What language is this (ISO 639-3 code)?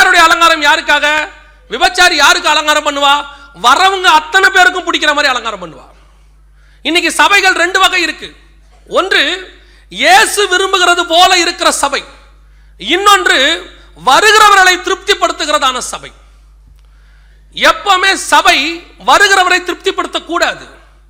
tam